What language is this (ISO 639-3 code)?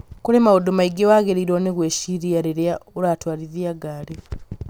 kik